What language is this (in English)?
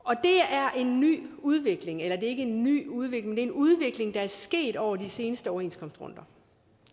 Danish